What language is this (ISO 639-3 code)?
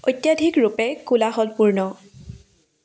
asm